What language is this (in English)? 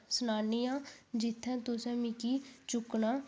Dogri